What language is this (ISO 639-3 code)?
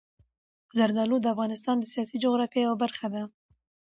pus